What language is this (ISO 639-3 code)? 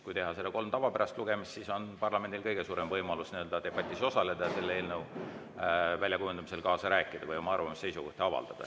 est